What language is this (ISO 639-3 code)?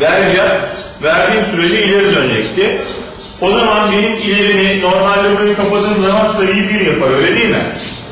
tur